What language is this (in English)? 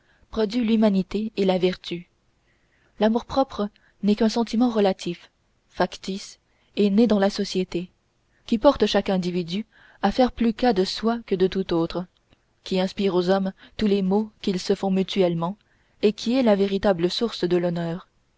French